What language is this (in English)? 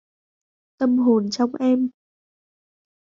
Vietnamese